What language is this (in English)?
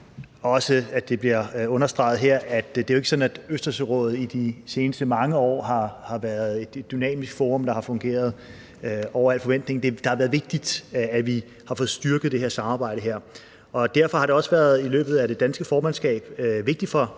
Danish